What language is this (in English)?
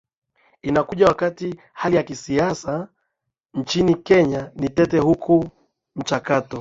Swahili